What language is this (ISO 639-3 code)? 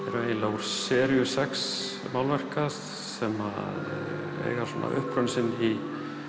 isl